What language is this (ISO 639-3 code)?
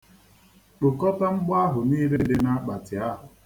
ibo